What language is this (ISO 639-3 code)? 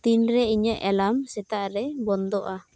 sat